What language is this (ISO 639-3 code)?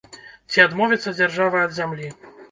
bel